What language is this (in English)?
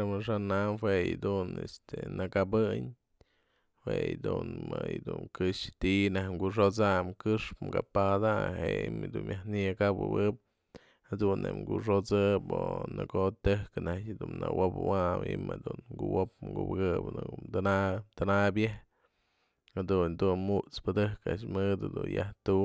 Mazatlán Mixe